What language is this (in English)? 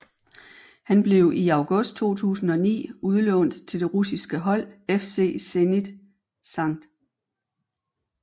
Danish